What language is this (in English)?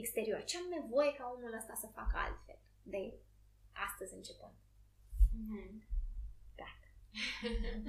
Romanian